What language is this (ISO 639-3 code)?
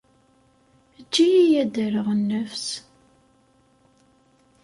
kab